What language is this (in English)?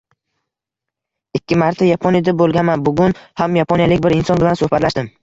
Uzbek